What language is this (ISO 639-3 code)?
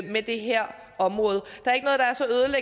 dan